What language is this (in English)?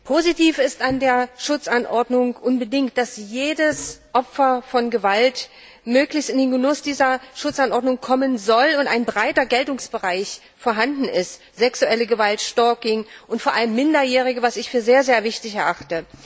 German